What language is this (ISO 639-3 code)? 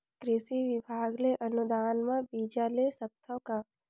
hne